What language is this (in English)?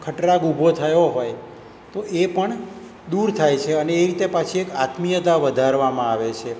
Gujarati